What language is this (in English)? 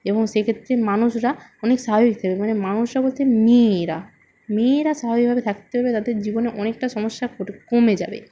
Bangla